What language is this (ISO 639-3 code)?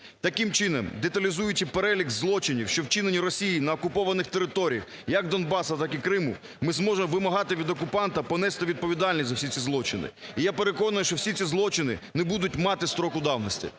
ukr